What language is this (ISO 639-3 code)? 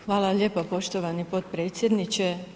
hrv